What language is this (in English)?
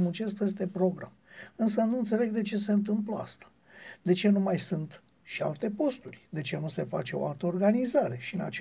Romanian